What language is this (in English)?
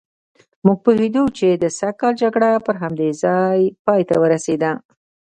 Pashto